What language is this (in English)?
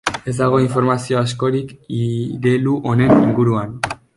Basque